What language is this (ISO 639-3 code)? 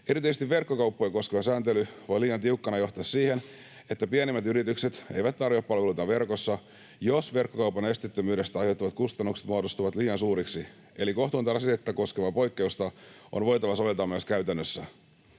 fin